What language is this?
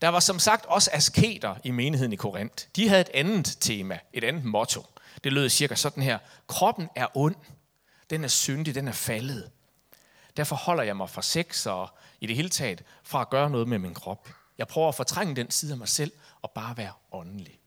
Danish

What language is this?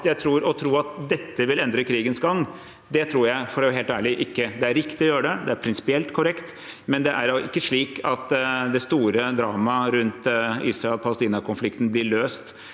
Norwegian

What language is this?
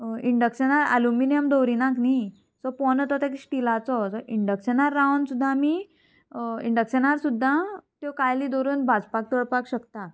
Konkani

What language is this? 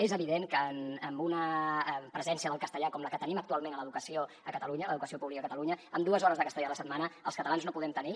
Catalan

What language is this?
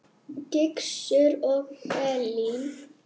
Icelandic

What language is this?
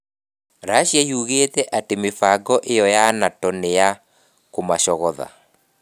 Kikuyu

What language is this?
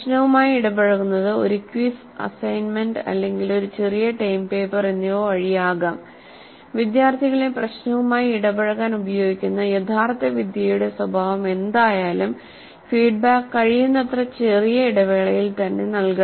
Malayalam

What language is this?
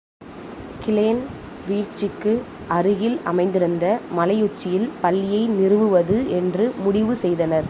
Tamil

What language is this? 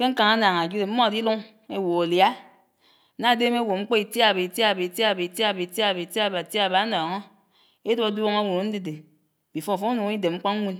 Anaang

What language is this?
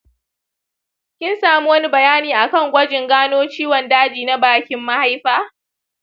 Hausa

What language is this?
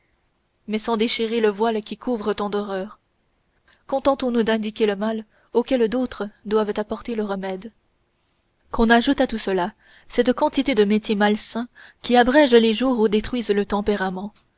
French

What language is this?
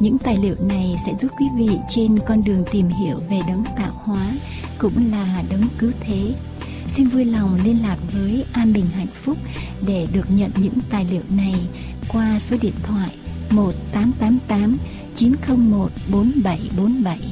Vietnamese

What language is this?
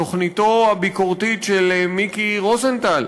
Hebrew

